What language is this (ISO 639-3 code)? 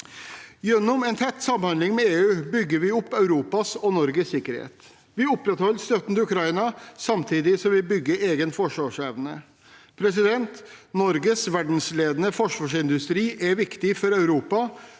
nor